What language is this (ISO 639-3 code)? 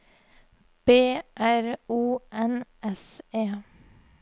nor